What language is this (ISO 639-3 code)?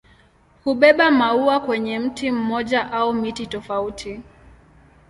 swa